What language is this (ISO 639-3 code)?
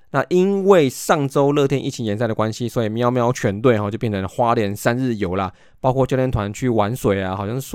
zho